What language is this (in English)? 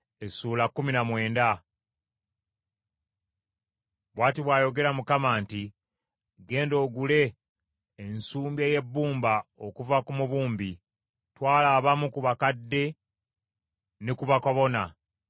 Ganda